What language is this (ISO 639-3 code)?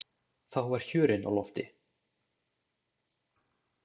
isl